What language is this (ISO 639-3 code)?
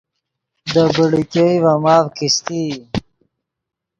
ydg